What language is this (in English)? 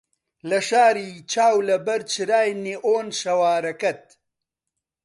Central Kurdish